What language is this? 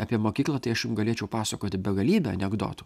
Lithuanian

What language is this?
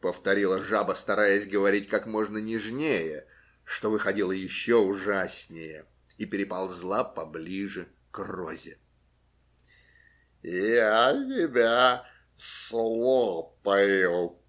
Russian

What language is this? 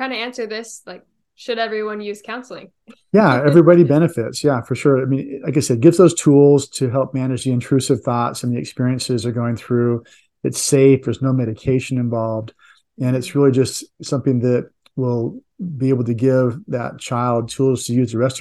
English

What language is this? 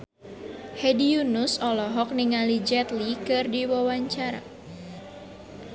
Sundanese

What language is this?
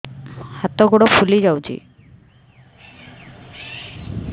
Odia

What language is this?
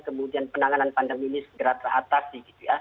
Indonesian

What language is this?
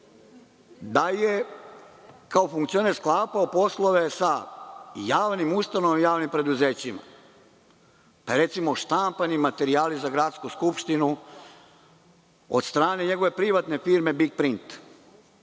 Serbian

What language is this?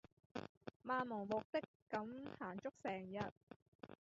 Cantonese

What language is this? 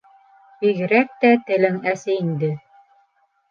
Bashkir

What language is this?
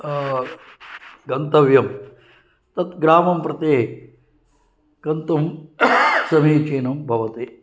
Sanskrit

